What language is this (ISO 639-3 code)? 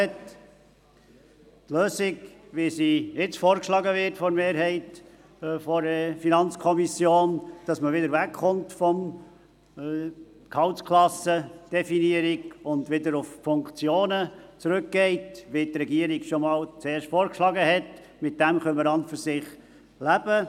gsw